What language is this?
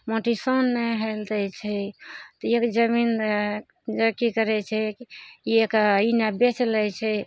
Maithili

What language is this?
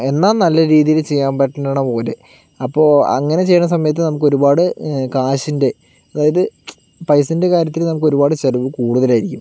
Malayalam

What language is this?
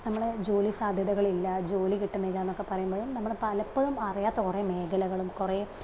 Malayalam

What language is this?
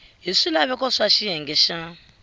Tsonga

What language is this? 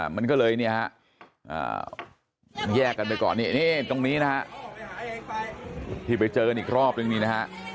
Thai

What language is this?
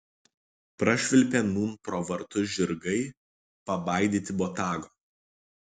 Lithuanian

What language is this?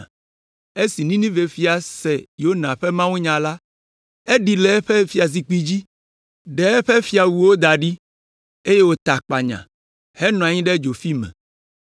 Ewe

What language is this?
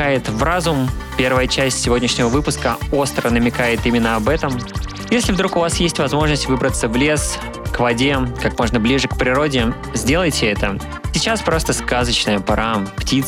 Russian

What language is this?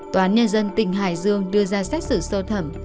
Vietnamese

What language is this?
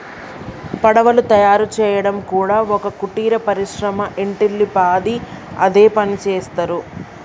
Telugu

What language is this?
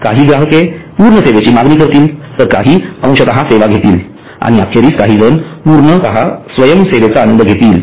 Marathi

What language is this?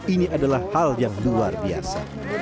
Indonesian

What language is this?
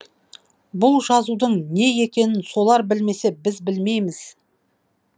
Kazakh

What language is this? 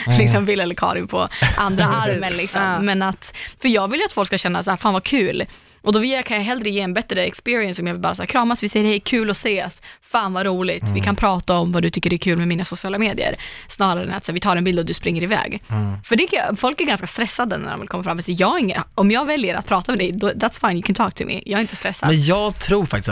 Swedish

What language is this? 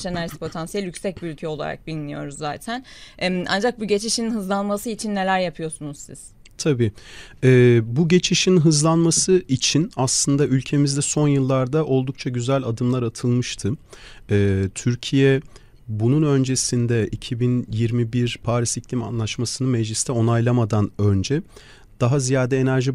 Turkish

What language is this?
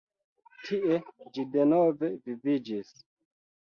Esperanto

